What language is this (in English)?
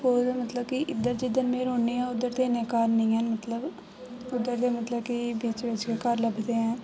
Dogri